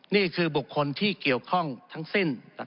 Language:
Thai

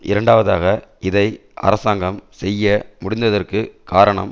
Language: Tamil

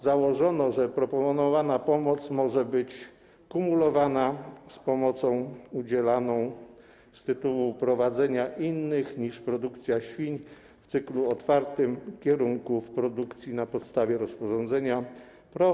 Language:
Polish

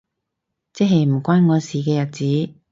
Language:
Cantonese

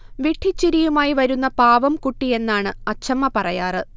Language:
Malayalam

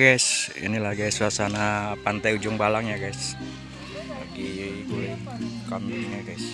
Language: Indonesian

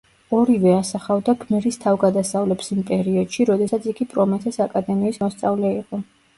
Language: Georgian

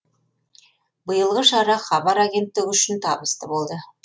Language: Kazakh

